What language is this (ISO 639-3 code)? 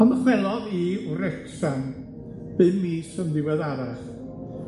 cym